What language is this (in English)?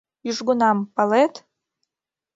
Mari